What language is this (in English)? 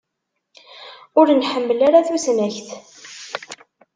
Kabyle